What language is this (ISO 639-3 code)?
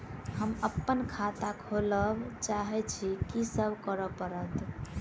mai